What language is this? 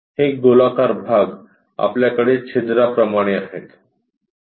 Marathi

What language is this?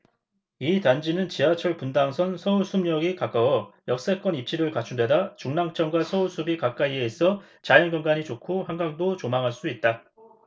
Korean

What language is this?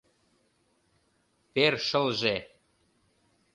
Mari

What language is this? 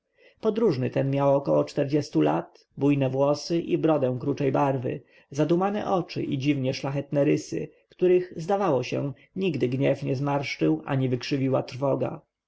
Polish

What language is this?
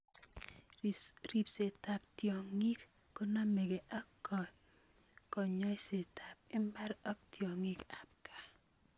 Kalenjin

